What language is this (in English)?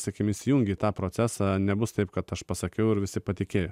Lithuanian